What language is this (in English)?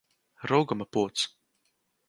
Latvian